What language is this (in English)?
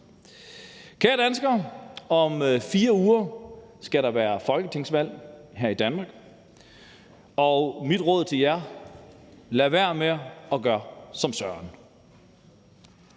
Danish